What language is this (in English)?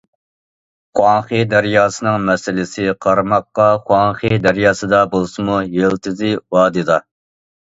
Uyghur